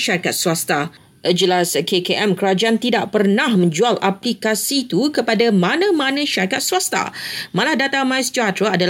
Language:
Malay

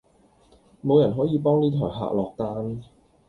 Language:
Cantonese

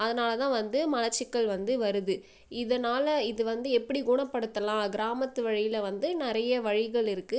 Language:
Tamil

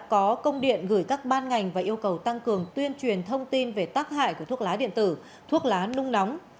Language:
Vietnamese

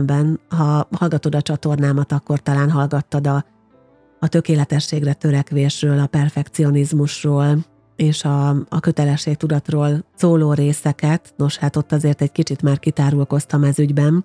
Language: Hungarian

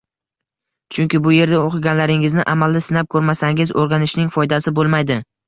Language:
Uzbek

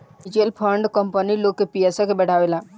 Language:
Bhojpuri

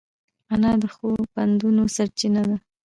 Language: Pashto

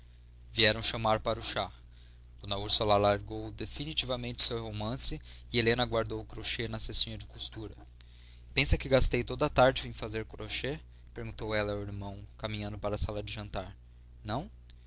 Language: Portuguese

